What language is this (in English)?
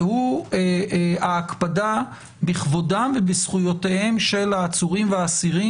Hebrew